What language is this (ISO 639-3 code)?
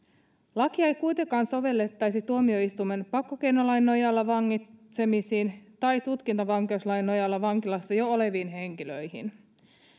fin